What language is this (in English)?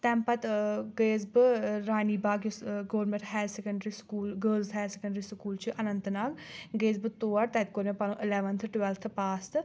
Kashmiri